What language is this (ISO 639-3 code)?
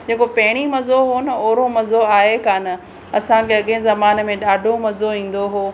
snd